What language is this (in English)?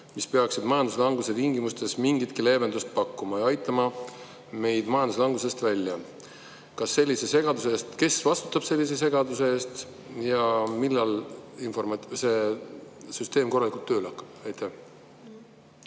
Estonian